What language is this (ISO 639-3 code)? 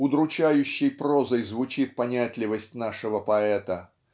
rus